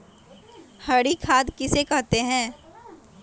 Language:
Magahi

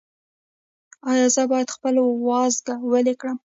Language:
Pashto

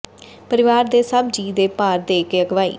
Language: Punjabi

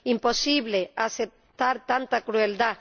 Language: Spanish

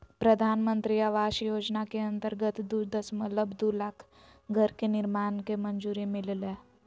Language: Magahi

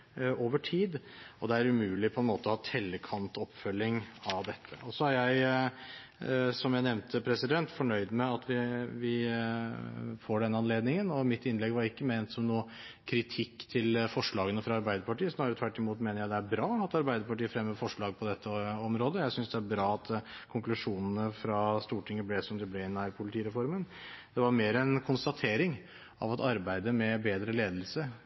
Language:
Norwegian Bokmål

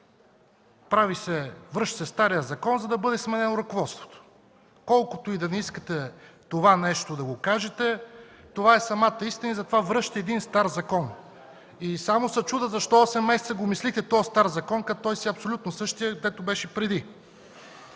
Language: Bulgarian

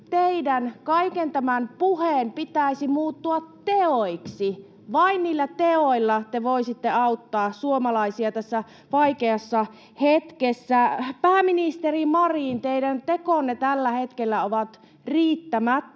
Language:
Finnish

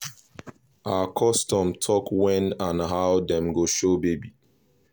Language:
Nigerian Pidgin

